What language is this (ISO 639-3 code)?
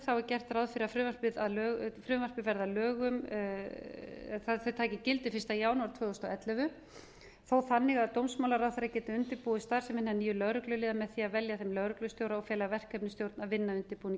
isl